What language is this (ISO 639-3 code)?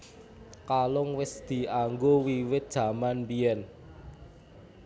jav